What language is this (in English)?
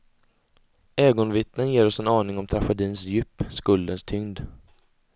Swedish